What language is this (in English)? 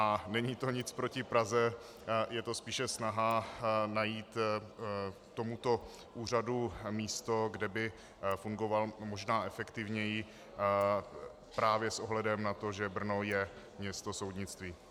Czech